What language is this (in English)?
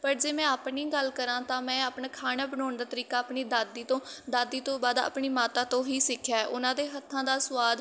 Punjabi